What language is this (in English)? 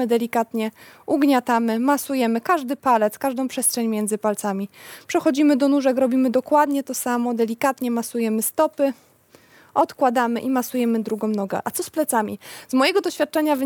Polish